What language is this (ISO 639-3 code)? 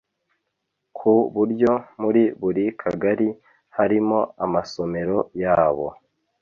kin